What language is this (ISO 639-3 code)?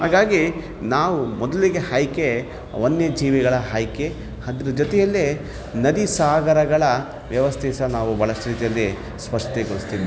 kan